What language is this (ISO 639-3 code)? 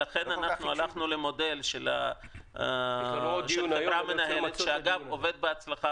heb